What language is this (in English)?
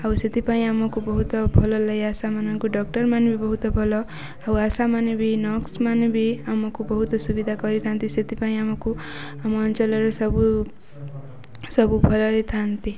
Odia